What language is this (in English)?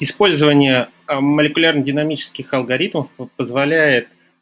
Russian